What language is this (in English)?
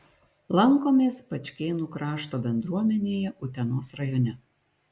Lithuanian